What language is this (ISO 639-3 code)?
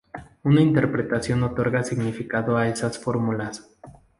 spa